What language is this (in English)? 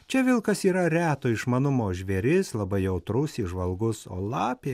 Lithuanian